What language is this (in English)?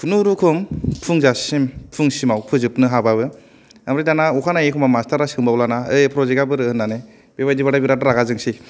Bodo